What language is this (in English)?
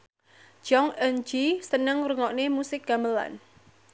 Javanese